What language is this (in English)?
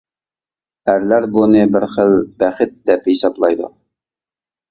Uyghur